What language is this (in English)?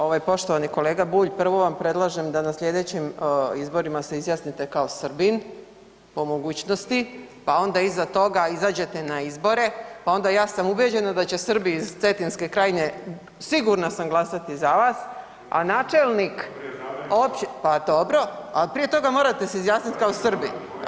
Croatian